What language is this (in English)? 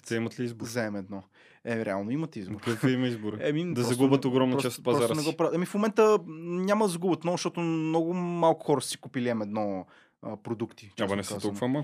Bulgarian